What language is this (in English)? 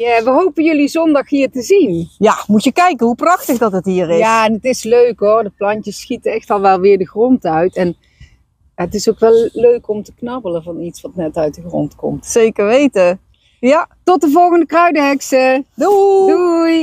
Dutch